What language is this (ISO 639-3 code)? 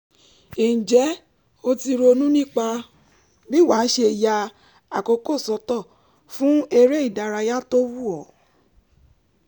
yor